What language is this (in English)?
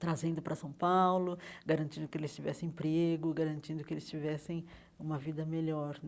Portuguese